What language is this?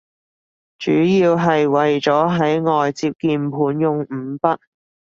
Cantonese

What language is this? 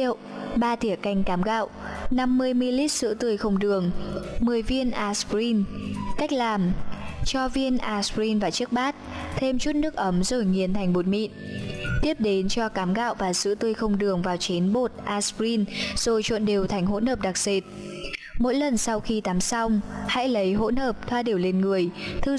Vietnamese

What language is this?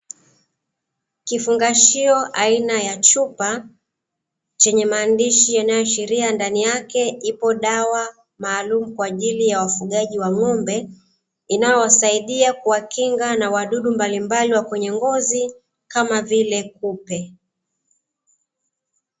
Swahili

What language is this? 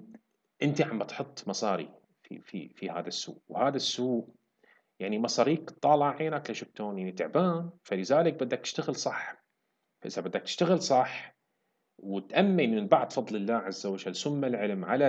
Arabic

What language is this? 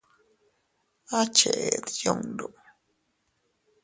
Teutila Cuicatec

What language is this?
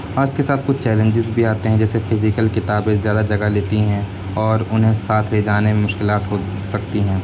Urdu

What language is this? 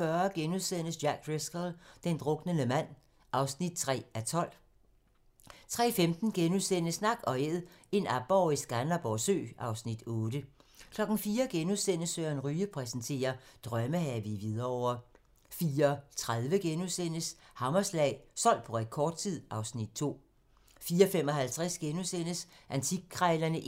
Danish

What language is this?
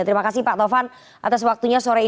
Indonesian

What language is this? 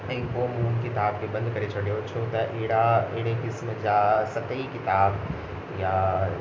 Sindhi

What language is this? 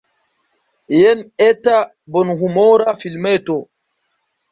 Esperanto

